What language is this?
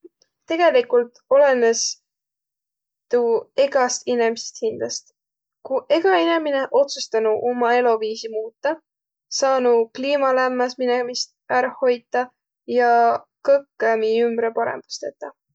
Võro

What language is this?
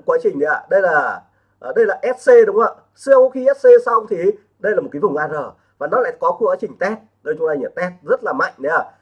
Vietnamese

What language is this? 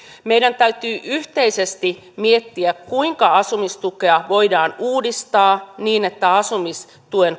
Finnish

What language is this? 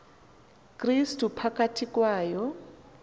Xhosa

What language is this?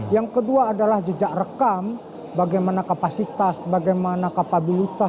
Indonesian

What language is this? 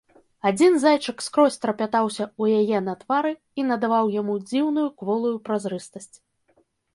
Belarusian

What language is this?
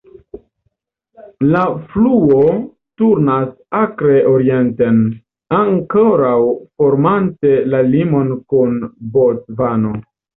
Esperanto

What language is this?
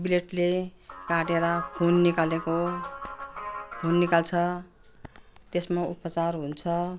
Nepali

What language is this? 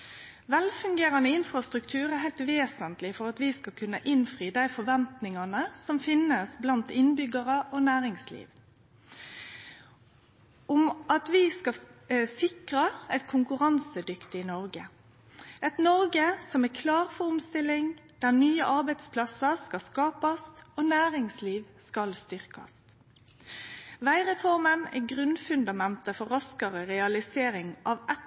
Norwegian Nynorsk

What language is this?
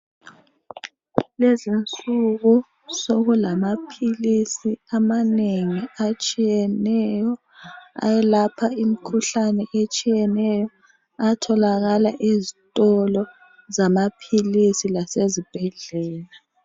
North Ndebele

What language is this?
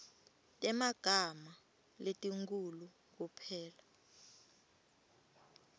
Swati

